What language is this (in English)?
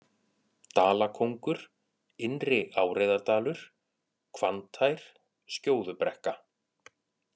Icelandic